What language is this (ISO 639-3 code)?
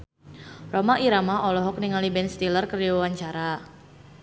sun